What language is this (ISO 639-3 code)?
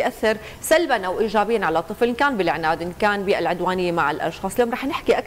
ara